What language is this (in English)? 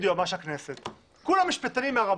Hebrew